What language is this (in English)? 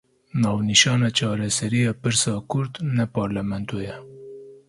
Kurdish